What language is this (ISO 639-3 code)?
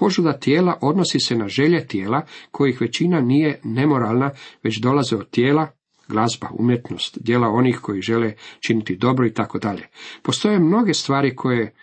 hrv